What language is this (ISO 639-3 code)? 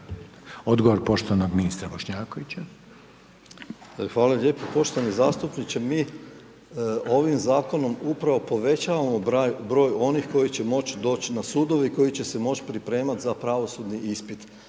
hrv